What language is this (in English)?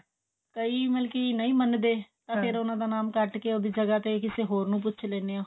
Punjabi